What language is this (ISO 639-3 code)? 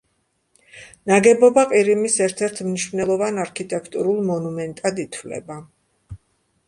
kat